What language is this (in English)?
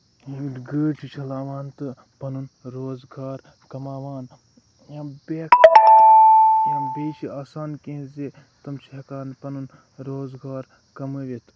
Kashmiri